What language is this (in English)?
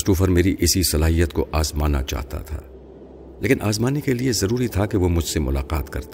Urdu